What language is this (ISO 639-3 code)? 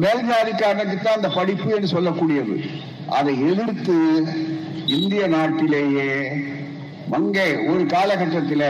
tam